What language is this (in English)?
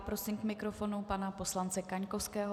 Czech